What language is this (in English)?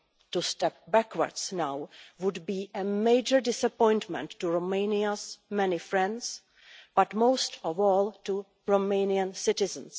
English